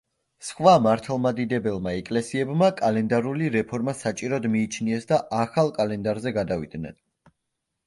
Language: Georgian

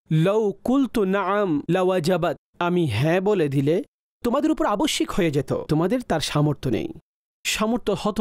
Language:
Bangla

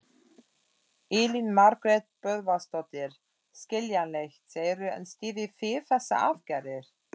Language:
Icelandic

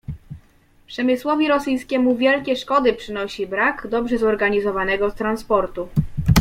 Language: Polish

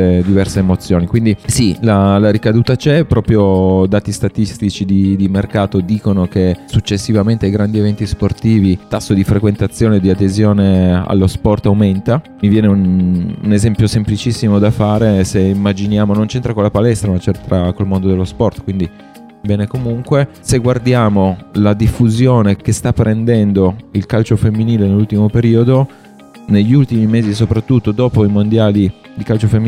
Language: Italian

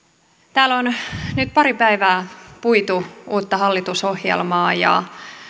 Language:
Finnish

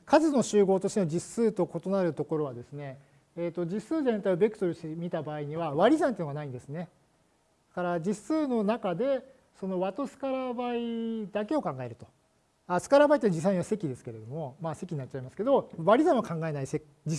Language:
Japanese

